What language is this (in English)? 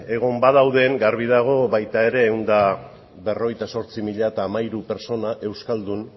Basque